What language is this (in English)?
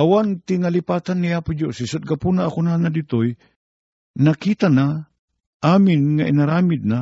Filipino